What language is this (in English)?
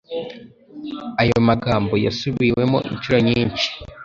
Kinyarwanda